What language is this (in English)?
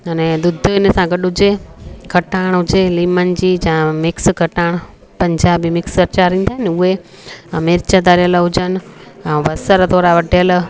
Sindhi